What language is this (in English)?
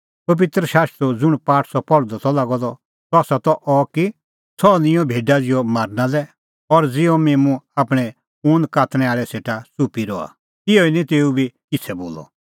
Kullu Pahari